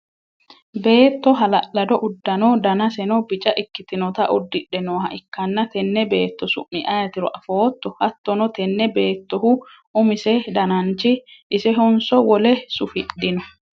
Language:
Sidamo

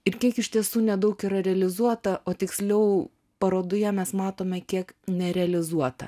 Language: Lithuanian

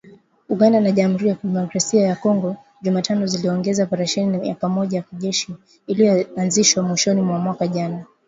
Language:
Swahili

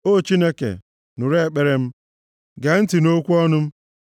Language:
Igbo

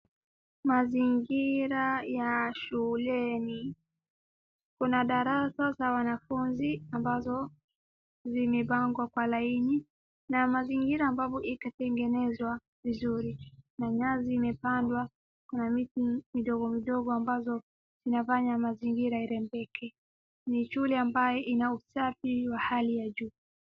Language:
Swahili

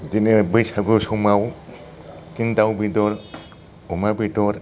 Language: Bodo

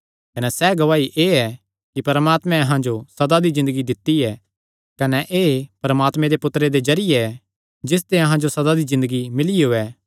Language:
Kangri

